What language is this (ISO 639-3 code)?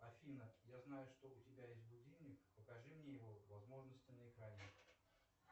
rus